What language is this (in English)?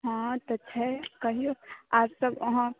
Maithili